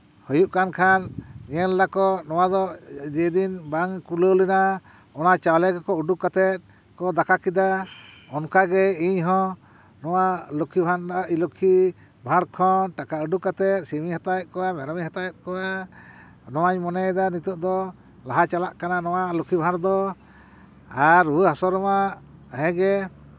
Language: Santali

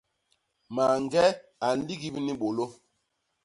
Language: Basaa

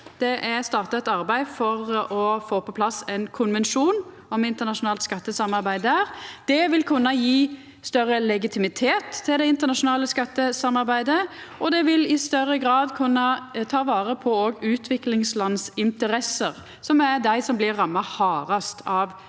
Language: Norwegian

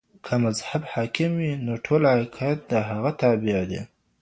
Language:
Pashto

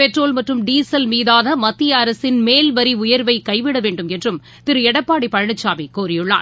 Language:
Tamil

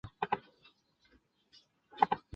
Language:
Chinese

